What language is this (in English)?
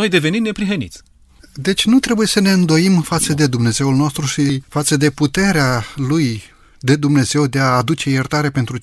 Romanian